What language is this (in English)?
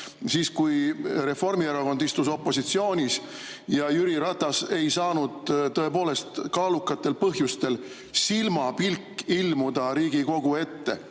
Estonian